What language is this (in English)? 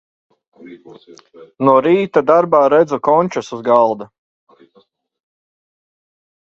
Latvian